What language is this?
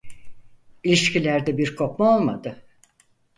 Turkish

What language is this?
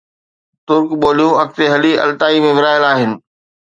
Sindhi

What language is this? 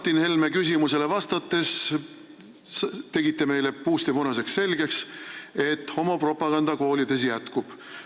Estonian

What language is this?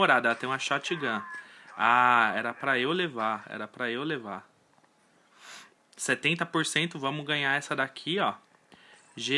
Portuguese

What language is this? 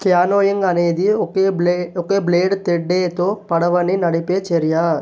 Telugu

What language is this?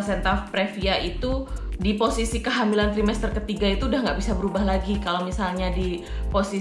Indonesian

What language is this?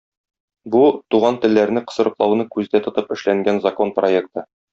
Tatar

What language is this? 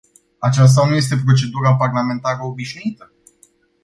Romanian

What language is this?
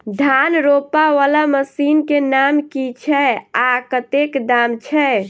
Maithili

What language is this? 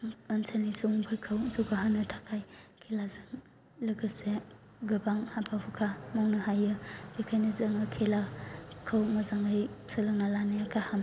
Bodo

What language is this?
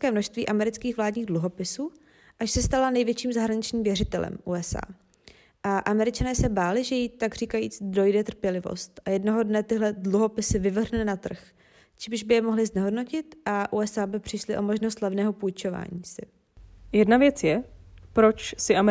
Czech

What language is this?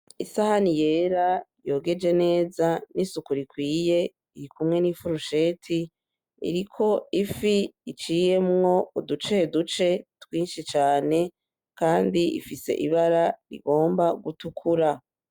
Rundi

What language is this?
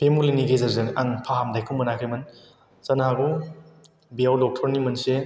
Bodo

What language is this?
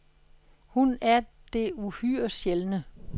Danish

